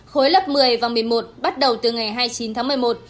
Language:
Vietnamese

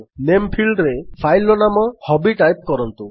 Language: Odia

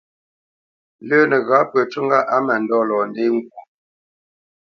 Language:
Bamenyam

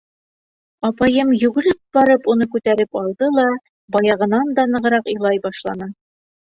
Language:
Bashkir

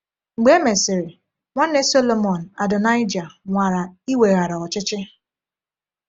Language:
Igbo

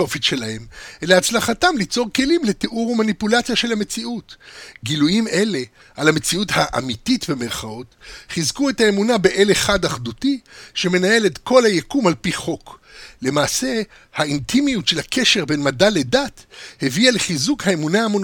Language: Hebrew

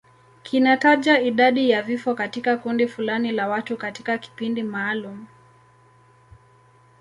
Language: Swahili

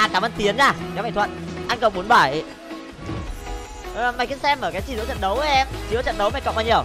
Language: Vietnamese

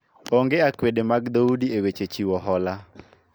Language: Luo (Kenya and Tanzania)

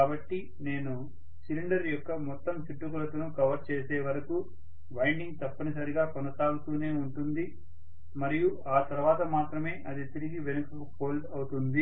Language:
Telugu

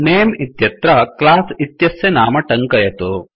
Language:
Sanskrit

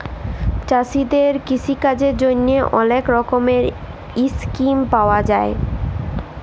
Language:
Bangla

